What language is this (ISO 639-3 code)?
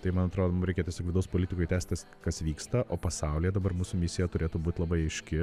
lit